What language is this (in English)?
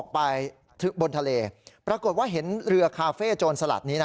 Thai